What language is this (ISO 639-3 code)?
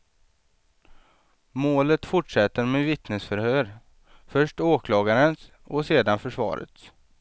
swe